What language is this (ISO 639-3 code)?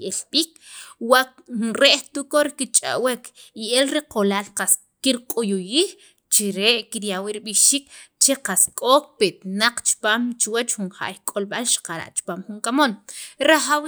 quv